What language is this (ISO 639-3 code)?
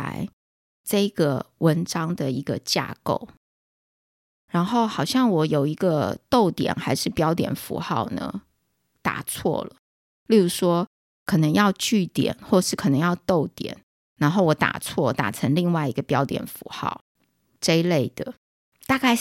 zho